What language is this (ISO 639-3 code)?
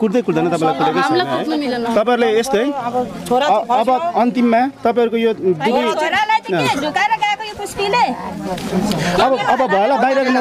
ind